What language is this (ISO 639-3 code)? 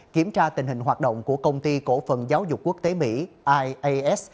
vie